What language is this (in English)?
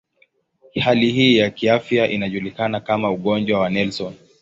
Swahili